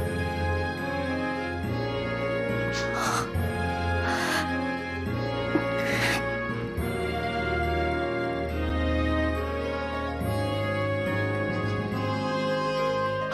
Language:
Japanese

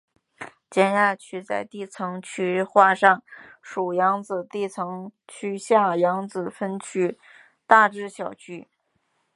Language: Chinese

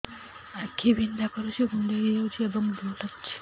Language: Odia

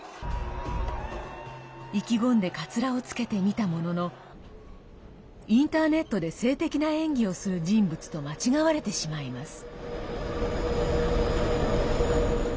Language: Japanese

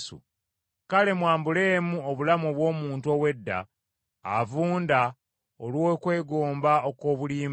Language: Ganda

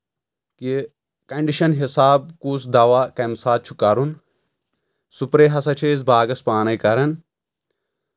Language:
Kashmiri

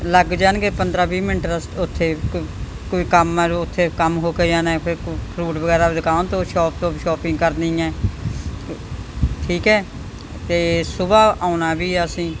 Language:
Punjabi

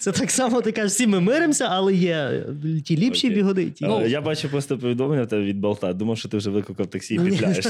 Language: Ukrainian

